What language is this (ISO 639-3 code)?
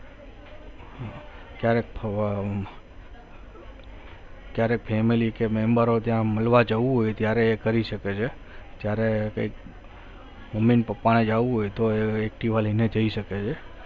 guj